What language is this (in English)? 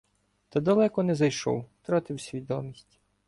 Ukrainian